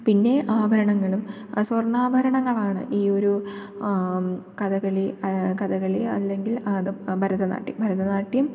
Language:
Malayalam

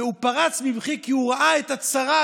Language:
Hebrew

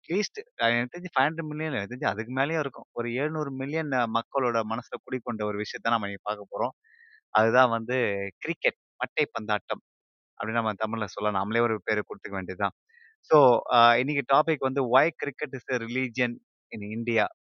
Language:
Tamil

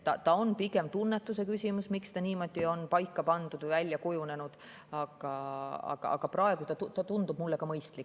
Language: Estonian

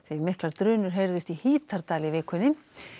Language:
Icelandic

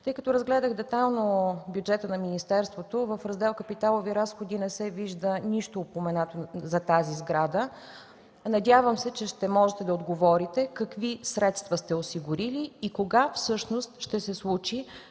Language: Bulgarian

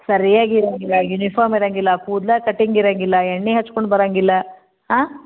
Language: Kannada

